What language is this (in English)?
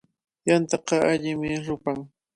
Cajatambo North Lima Quechua